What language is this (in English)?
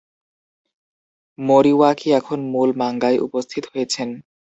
Bangla